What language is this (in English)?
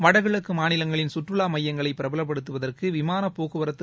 Tamil